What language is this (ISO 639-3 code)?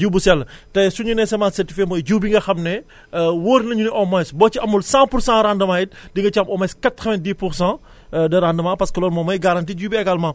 wol